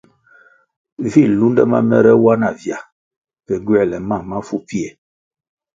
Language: Kwasio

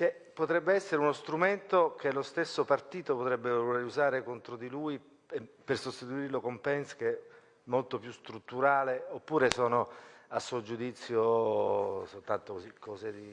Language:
Italian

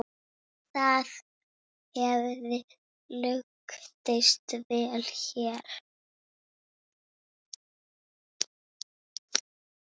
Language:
Icelandic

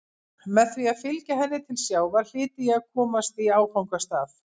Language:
Icelandic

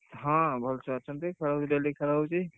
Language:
Odia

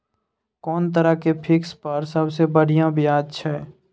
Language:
Maithili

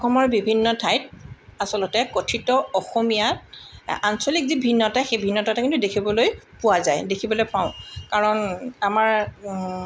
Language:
Assamese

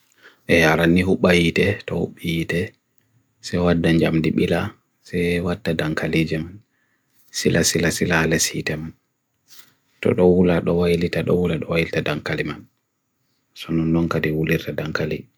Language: Bagirmi Fulfulde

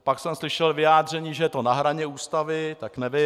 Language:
Czech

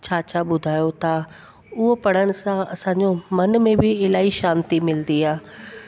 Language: Sindhi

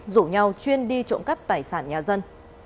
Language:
Vietnamese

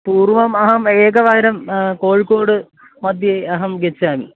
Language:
Sanskrit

